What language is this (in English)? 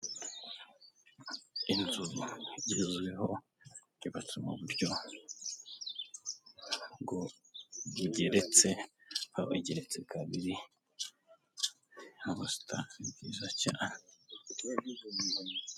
Kinyarwanda